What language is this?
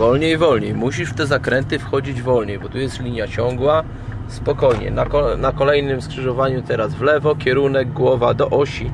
Polish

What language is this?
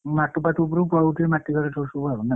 Odia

